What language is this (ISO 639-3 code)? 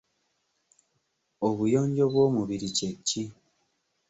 lug